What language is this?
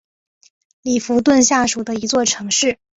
Chinese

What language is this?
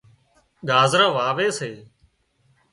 Wadiyara Koli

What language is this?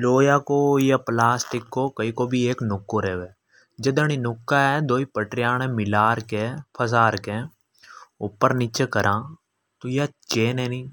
Hadothi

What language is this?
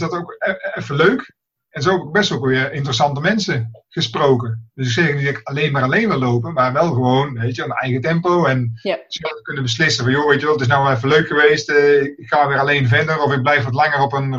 Dutch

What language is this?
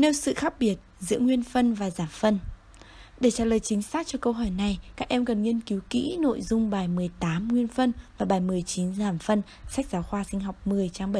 Vietnamese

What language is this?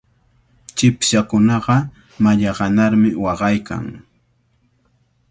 Cajatambo North Lima Quechua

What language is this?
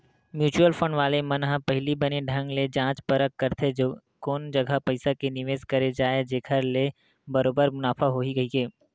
Chhattisgarhi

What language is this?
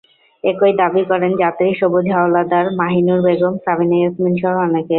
Bangla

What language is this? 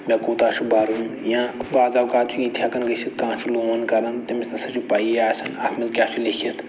Kashmiri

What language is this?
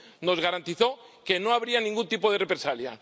Spanish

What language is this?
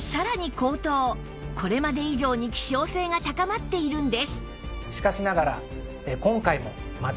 Japanese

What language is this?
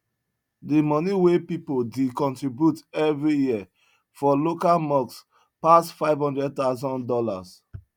Nigerian Pidgin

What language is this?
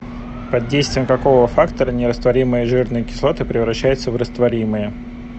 Russian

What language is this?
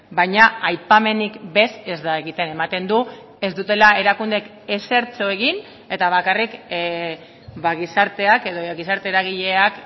Basque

